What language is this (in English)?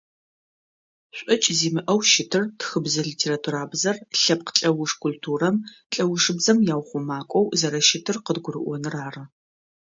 Adyghe